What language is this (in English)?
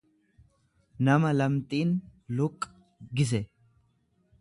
Oromo